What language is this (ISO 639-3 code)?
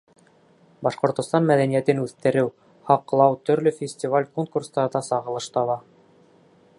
bak